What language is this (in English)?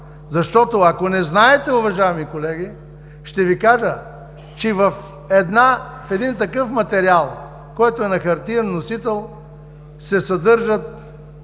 Bulgarian